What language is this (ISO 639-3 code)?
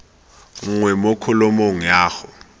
tsn